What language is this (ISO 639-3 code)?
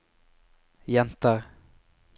nor